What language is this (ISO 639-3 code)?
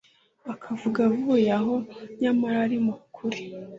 kin